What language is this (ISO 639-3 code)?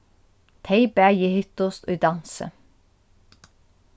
fao